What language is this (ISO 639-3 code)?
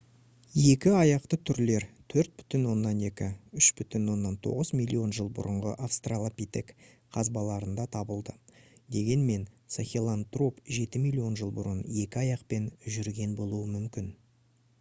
kaz